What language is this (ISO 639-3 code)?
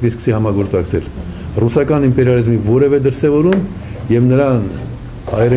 ron